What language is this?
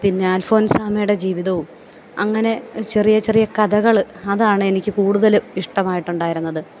Malayalam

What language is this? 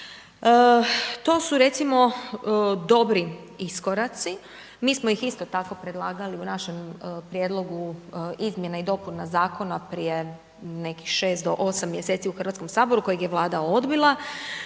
Croatian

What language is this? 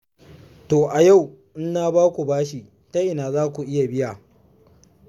Hausa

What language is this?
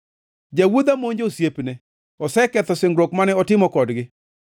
Luo (Kenya and Tanzania)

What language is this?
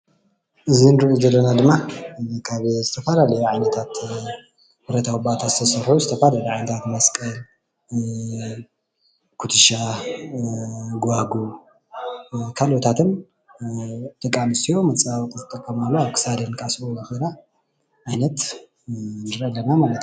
Tigrinya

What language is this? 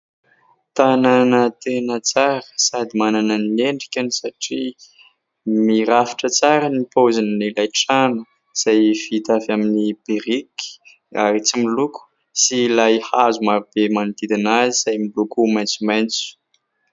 Malagasy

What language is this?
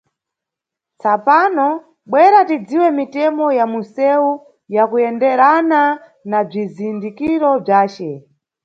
Nyungwe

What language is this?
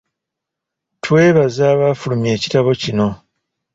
Ganda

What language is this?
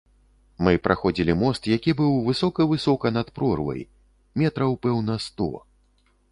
Belarusian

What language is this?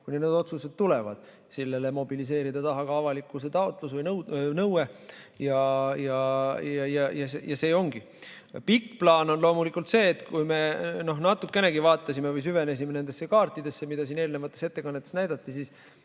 Estonian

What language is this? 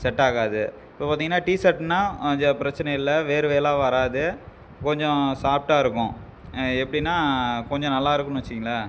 Tamil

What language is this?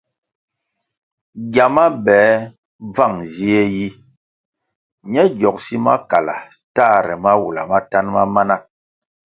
Kwasio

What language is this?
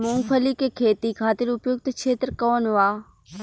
Bhojpuri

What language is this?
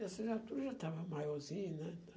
Portuguese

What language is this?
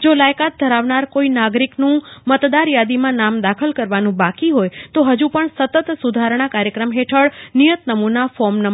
Gujarati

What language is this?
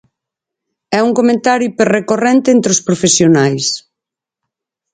Galician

